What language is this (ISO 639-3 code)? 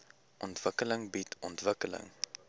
afr